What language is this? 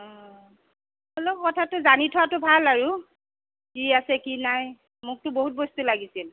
Assamese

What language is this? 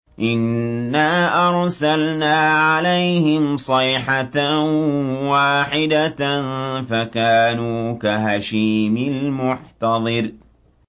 Arabic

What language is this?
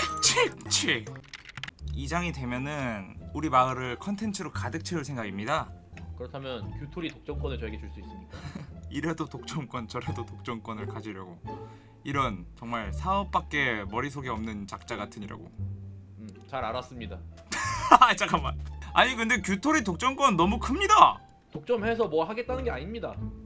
Korean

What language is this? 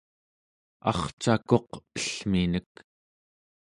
Central Yupik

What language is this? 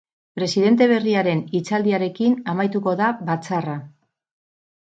Basque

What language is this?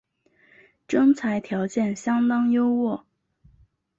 Chinese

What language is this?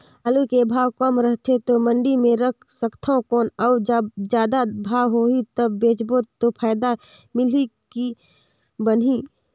Chhattisgarhi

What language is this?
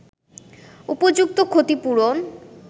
Bangla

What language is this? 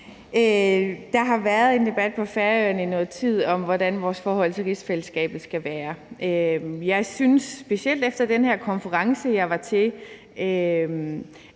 Danish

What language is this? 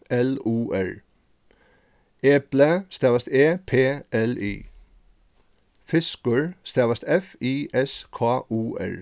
Faroese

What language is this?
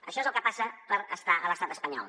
Catalan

